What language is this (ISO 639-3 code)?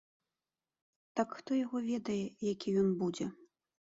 bel